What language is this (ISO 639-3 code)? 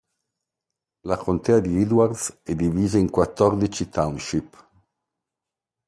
ita